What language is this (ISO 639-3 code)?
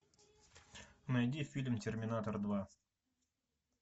rus